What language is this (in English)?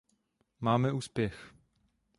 Czech